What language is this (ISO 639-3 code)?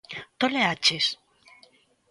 glg